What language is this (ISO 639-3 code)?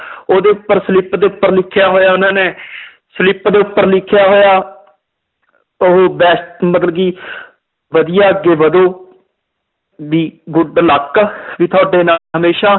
pan